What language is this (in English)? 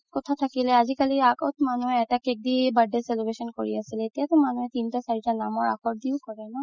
Assamese